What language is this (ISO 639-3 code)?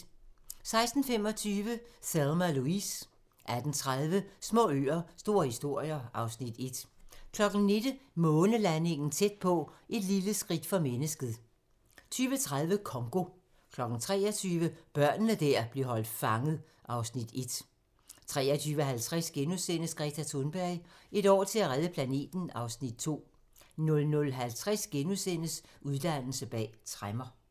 dan